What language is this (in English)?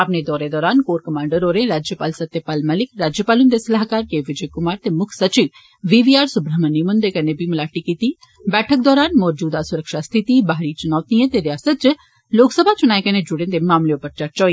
Dogri